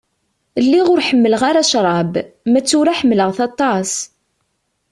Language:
Kabyle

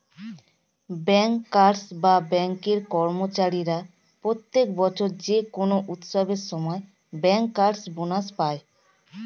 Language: Bangla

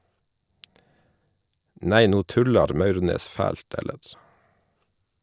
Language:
Norwegian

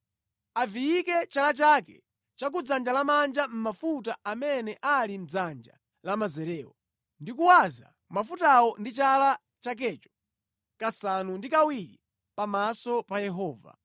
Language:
Nyanja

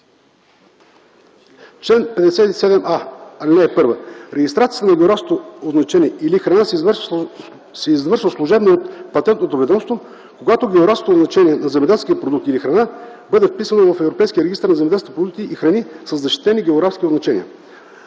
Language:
Bulgarian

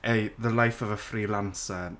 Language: Welsh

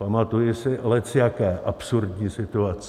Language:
Czech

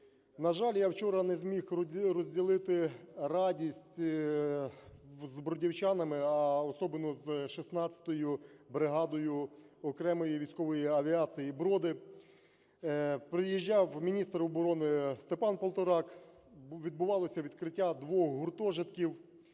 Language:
Ukrainian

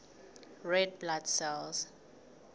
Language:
Southern Sotho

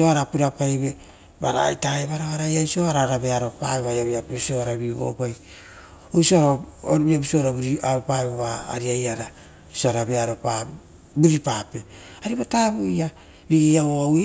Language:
Rotokas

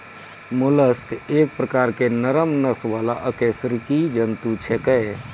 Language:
Maithili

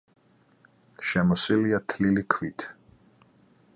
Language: Georgian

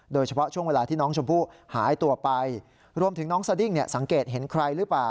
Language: Thai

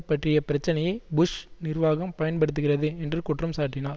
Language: Tamil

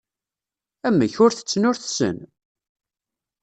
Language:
Kabyle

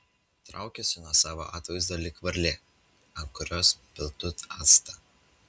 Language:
Lithuanian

